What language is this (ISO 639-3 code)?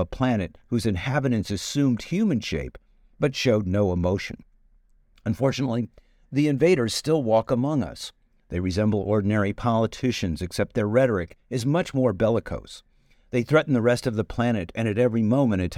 eng